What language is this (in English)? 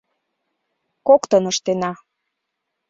Mari